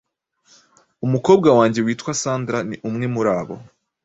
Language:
Kinyarwanda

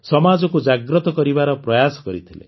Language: Odia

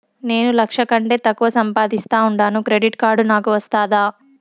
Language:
Telugu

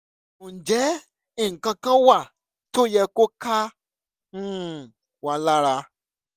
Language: Yoruba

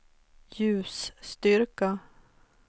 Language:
Swedish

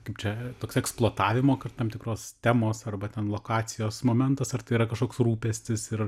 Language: Lithuanian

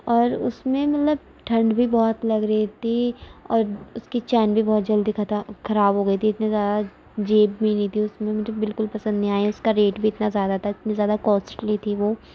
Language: Urdu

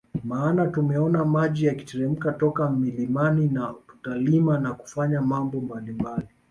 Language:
Swahili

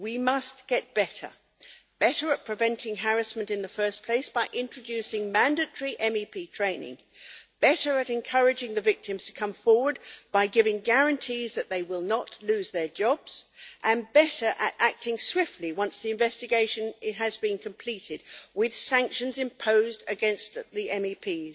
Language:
English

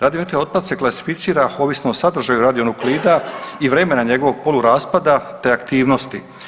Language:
Croatian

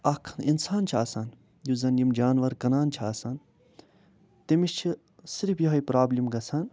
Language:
Kashmiri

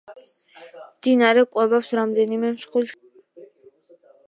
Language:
Georgian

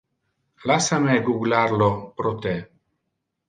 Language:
Interlingua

